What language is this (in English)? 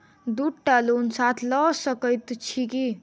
Maithili